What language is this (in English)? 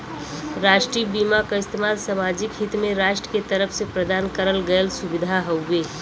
Bhojpuri